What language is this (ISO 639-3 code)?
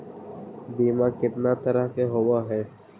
mag